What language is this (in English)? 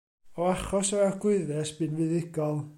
Welsh